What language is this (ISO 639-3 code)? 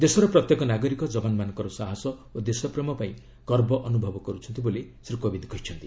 ori